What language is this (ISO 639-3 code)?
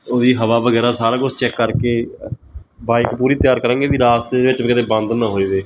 pan